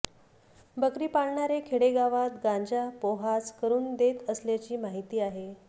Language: Marathi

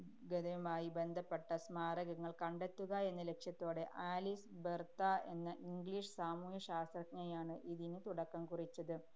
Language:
Malayalam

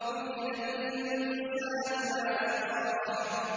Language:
Arabic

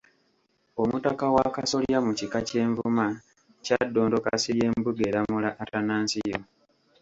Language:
Ganda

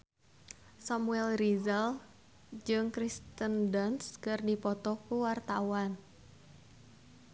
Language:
Sundanese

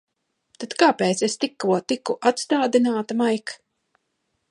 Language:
Latvian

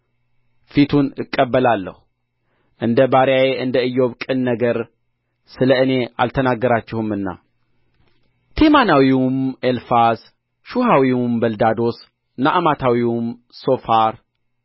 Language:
Amharic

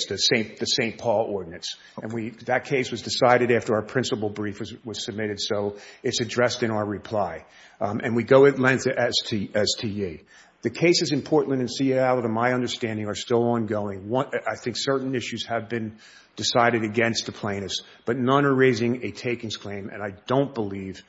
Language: English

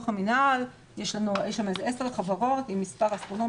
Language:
Hebrew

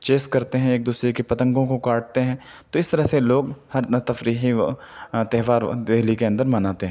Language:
Urdu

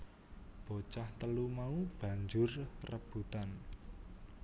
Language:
Javanese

